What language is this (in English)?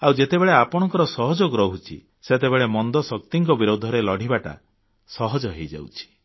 Odia